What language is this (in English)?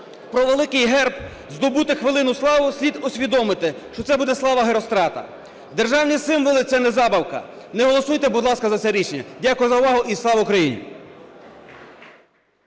Ukrainian